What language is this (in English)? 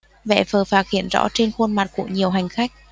Vietnamese